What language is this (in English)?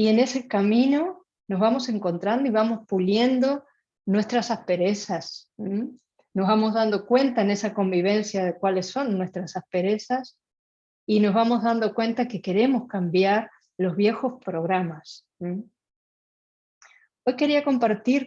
Spanish